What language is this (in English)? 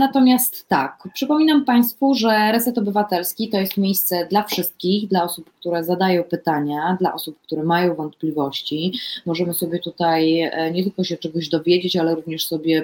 Polish